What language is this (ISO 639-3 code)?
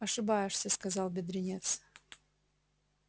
rus